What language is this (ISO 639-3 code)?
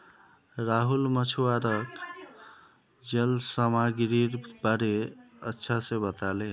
mag